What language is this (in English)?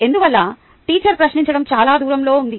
Telugu